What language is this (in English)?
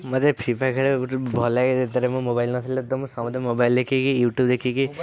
Odia